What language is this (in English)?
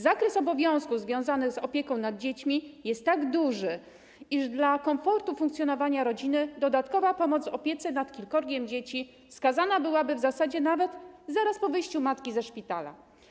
Polish